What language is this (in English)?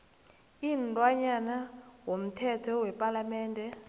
South Ndebele